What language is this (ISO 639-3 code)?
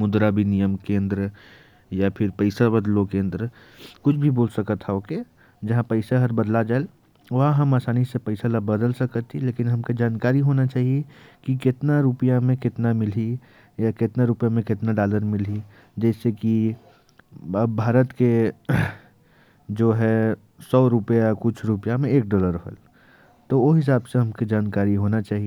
kfp